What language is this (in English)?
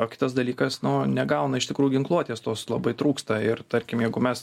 Lithuanian